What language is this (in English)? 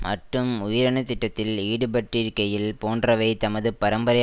Tamil